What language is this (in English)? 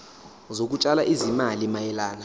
Zulu